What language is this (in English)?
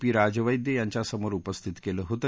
Marathi